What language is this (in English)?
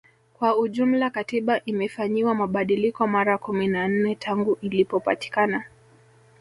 Swahili